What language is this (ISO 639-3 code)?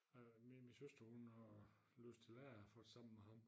dan